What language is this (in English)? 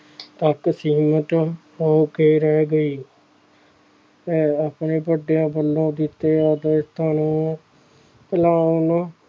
Punjabi